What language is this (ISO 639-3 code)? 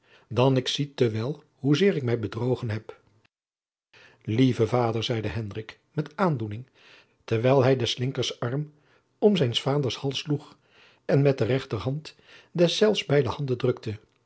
nld